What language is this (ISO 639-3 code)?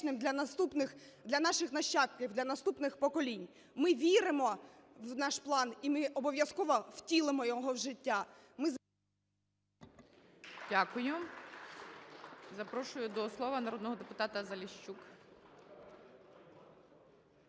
ukr